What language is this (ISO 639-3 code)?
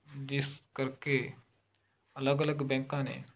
pan